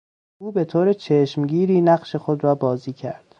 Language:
Persian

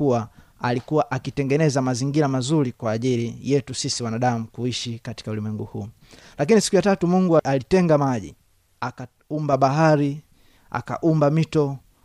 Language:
Swahili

